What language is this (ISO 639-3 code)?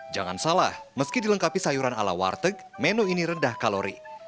ind